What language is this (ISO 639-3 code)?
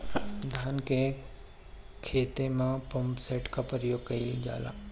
bho